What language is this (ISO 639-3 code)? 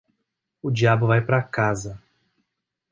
por